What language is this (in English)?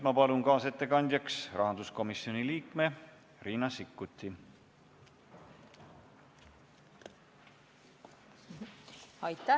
Estonian